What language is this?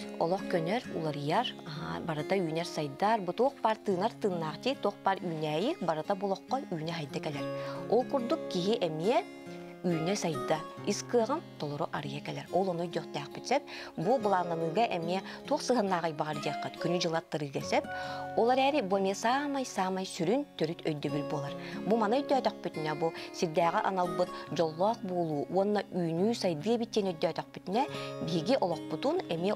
Turkish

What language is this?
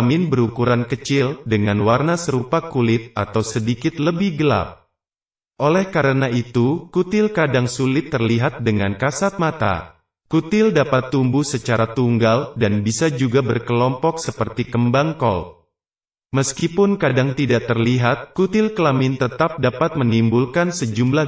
Indonesian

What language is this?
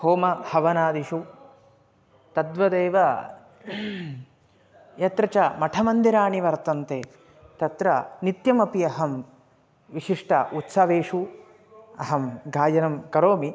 Sanskrit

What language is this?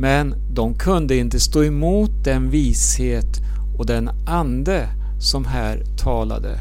Swedish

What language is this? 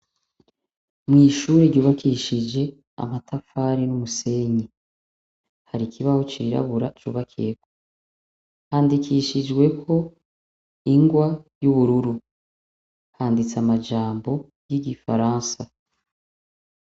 Rundi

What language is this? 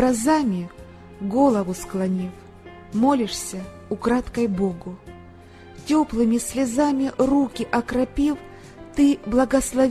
Russian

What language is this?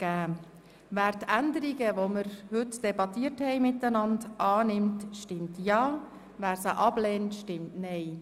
Swiss German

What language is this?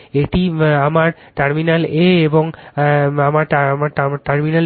Bangla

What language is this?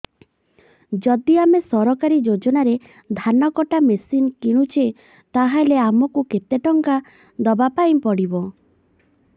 Odia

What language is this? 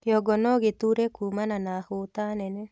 Kikuyu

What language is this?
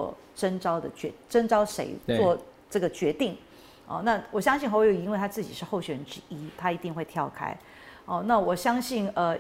Chinese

